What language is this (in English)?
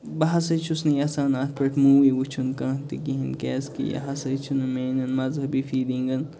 Kashmiri